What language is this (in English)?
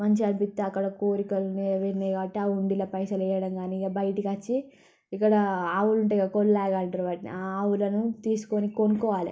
Telugu